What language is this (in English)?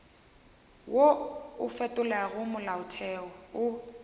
Northern Sotho